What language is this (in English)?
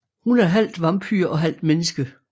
Danish